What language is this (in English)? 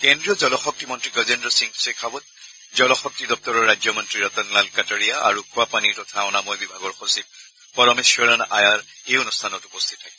Assamese